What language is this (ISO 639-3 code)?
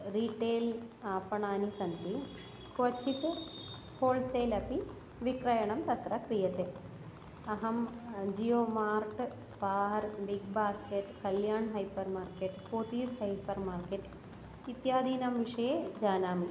san